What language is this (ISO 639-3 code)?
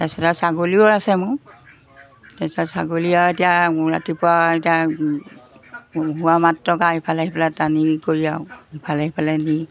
asm